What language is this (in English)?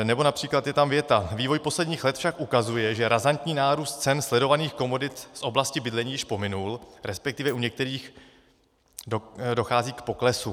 Czech